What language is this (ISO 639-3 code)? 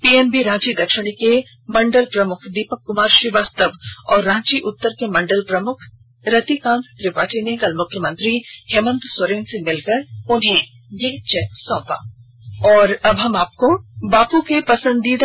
hin